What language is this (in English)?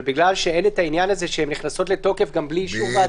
Hebrew